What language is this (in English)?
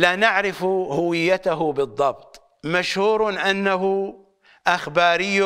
Arabic